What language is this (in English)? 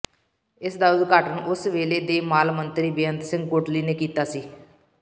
Punjabi